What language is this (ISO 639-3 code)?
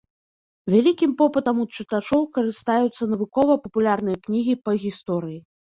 bel